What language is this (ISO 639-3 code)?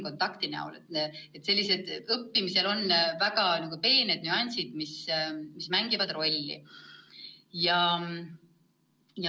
est